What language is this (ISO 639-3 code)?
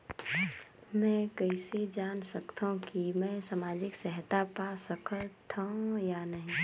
hne